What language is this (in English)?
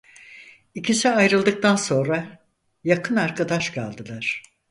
Turkish